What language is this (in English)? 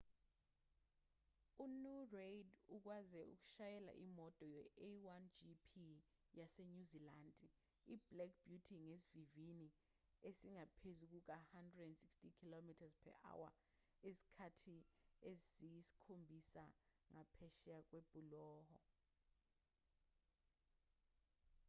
Zulu